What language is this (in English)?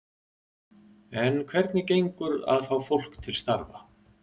Icelandic